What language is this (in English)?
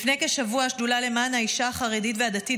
Hebrew